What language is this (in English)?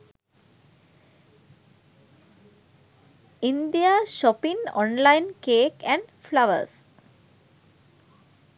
Sinhala